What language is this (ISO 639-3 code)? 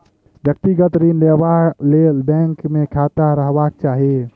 mai